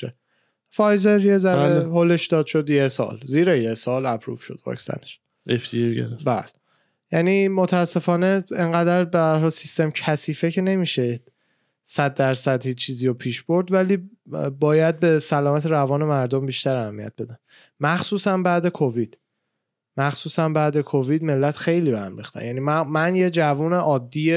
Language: Persian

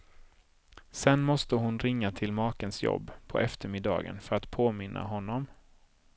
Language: Swedish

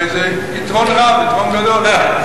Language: Hebrew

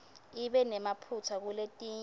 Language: Swati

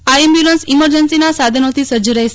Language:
Gujarati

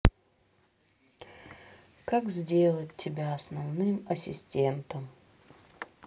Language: Russian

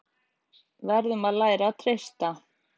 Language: Icelandic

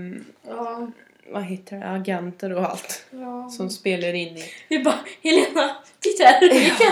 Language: Swedish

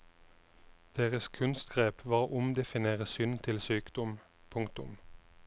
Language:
Norwegian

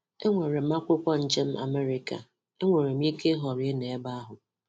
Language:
Igbo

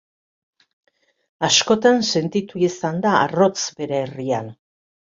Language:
Basque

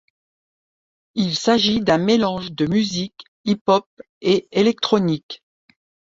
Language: French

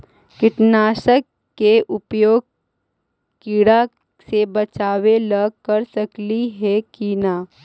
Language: Magahi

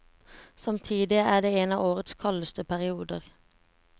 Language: Norwegian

